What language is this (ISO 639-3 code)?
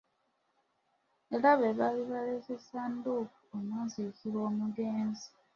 lug